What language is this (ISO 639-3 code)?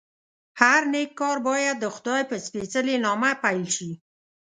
pus